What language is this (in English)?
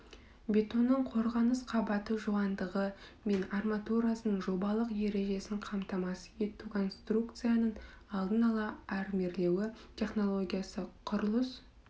Kazakh